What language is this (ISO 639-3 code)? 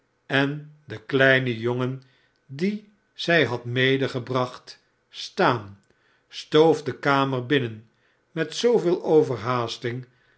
nld